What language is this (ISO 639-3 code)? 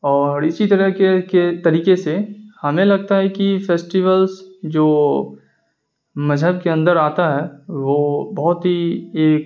urd